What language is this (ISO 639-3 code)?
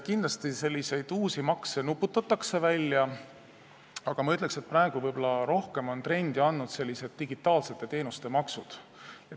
est